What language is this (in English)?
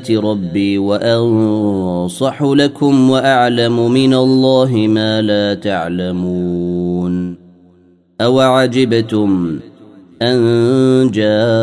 Arabic